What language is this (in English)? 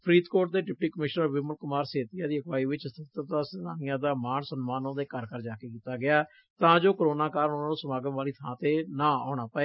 Punjabi